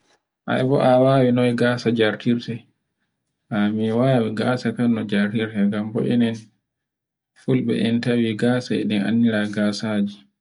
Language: Borgu Fulfulde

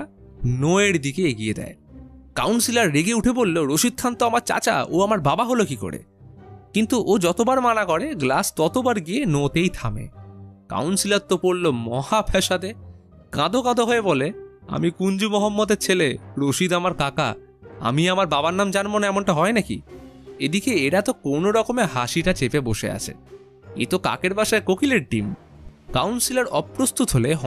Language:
Bangla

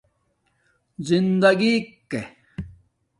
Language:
Domaaki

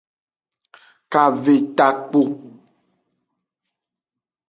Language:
Aja (Benin)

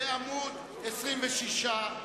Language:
Hebrew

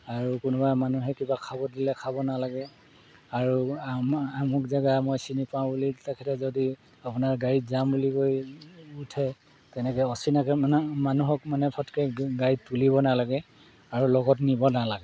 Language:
Assamese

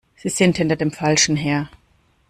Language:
German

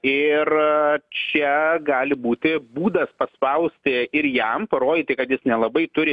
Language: Lithuanian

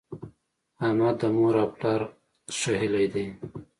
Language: Pashto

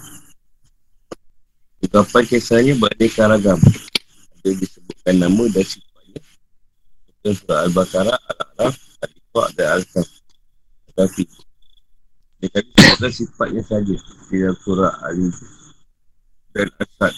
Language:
Malay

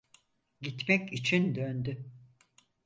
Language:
Turkish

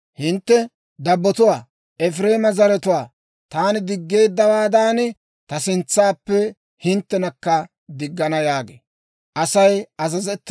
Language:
Dawro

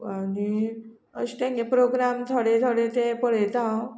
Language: Konkani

